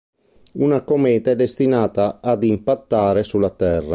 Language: Italian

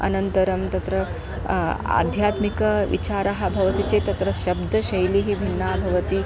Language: Sanskrit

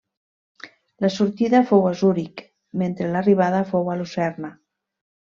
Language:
Catalan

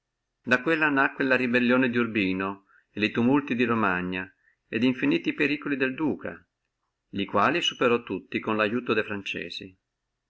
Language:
Italian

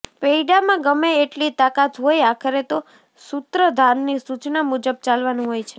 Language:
Gujarati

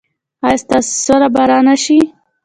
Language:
Pashto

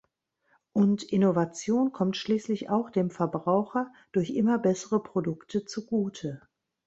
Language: German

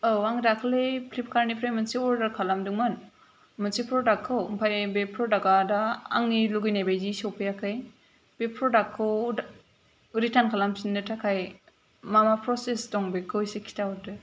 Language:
Bodo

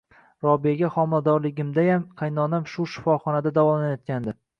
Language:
Uzbek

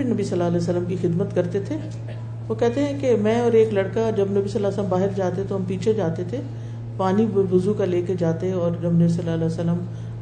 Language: Urdu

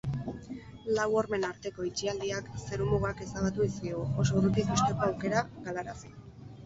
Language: Basque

